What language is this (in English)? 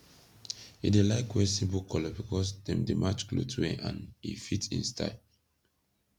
Nigerian Pidgin